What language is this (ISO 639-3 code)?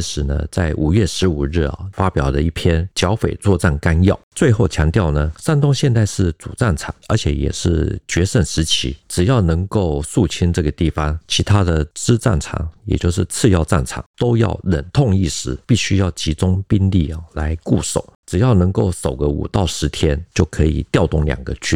zho